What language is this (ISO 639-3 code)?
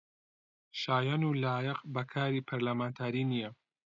ckb